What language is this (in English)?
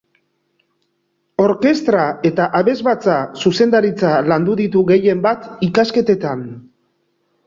Basque